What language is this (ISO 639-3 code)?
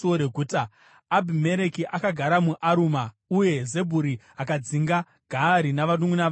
sna